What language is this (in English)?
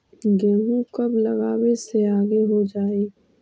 Magahi